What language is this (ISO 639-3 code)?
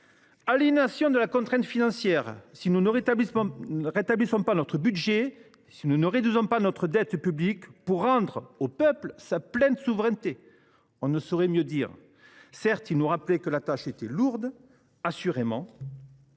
fra